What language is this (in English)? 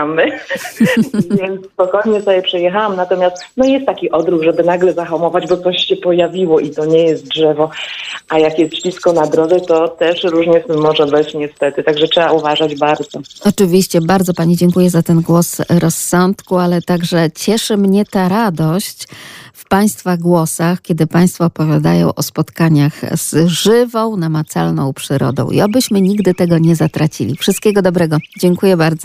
Polish